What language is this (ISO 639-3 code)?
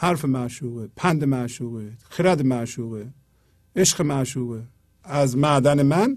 fas